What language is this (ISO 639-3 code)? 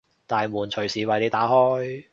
yue